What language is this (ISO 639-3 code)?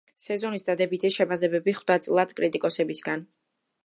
kat